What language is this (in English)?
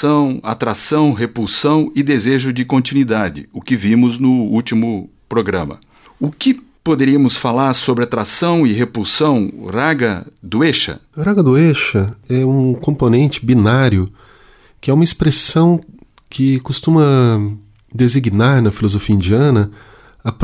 Portuguese